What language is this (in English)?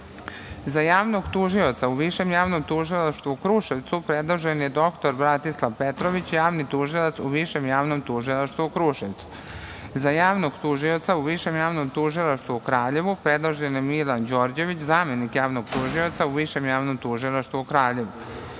Serbian